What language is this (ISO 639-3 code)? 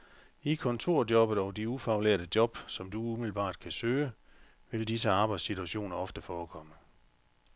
dan